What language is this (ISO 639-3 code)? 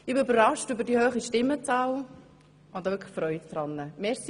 gsw